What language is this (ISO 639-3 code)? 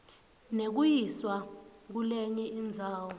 ssw